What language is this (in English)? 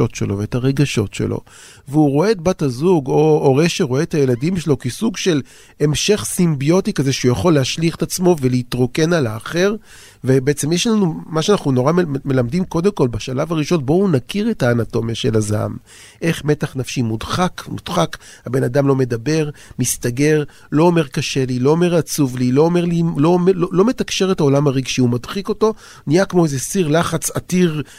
Hebrew